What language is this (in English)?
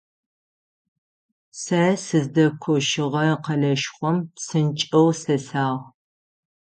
Adyghe